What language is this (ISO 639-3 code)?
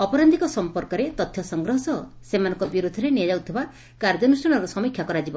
ori